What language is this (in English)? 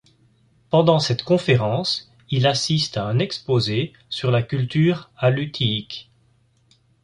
French